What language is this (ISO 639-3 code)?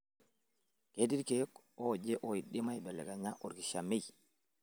mas